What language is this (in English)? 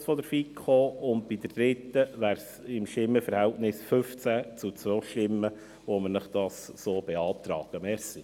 Swiss German